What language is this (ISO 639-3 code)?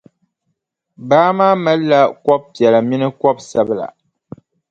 dag